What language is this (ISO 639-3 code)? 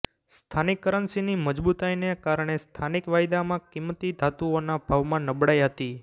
guj